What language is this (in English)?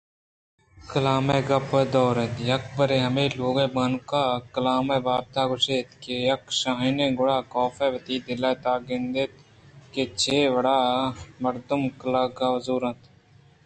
Eastern Balochi